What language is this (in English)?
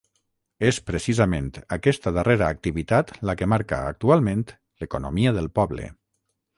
Catalan